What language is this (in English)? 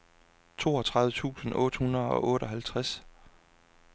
Danish